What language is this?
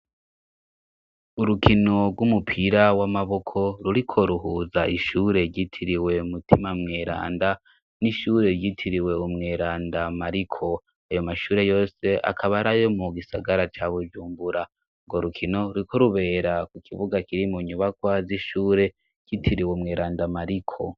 Rundi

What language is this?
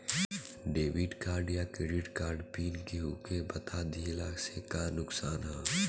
Bhojpuri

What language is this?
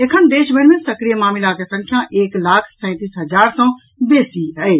Maithili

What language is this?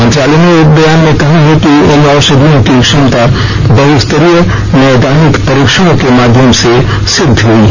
Hindi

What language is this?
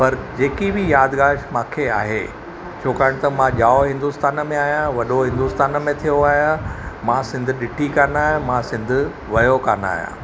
Sindhi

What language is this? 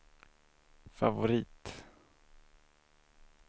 Swedish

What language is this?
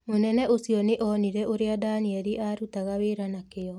Kikuyu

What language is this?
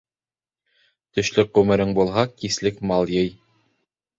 Bashkir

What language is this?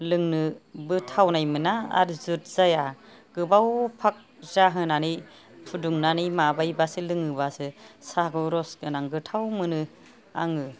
Bodo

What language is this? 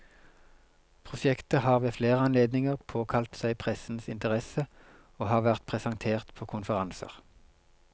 Norwegian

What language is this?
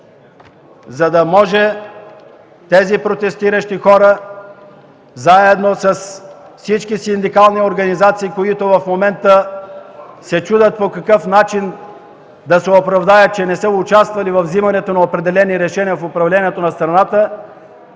Bulgarian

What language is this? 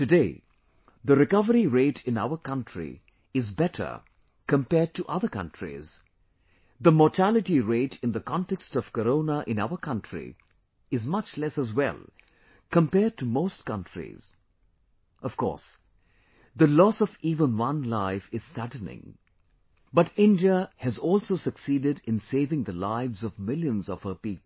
English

